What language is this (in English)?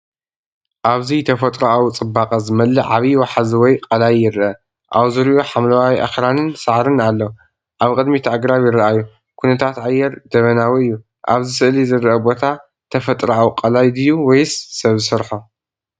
Tigrinya